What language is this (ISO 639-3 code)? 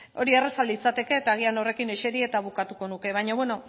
eus